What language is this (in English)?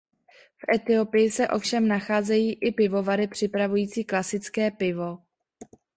Czech